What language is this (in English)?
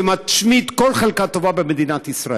Hebrew